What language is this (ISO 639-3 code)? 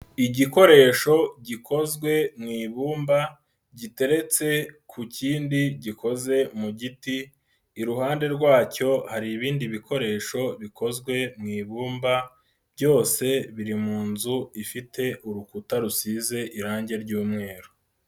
kin